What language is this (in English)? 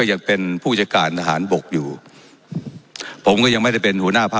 Thai